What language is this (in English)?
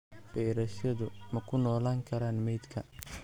Somali